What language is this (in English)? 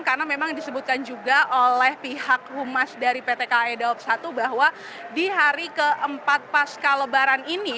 Indonesian